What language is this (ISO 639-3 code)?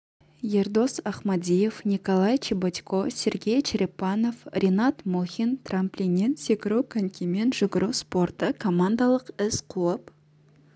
kaz